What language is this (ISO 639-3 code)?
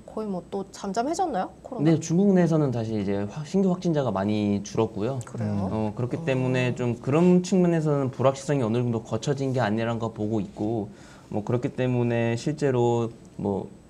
kor